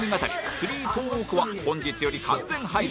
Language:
Japanese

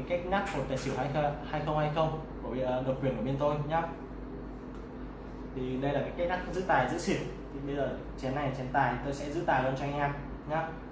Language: Vietnamese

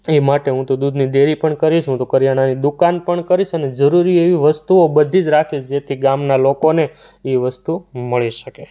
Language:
Gujarati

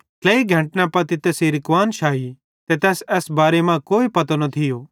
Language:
Bhadrawahi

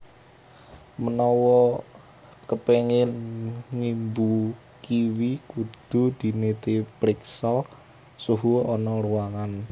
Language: Javanese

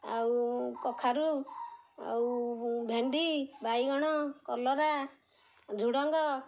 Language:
Odia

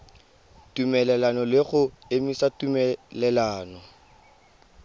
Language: Tswana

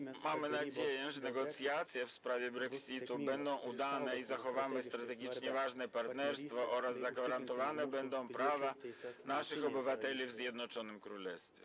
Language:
Polish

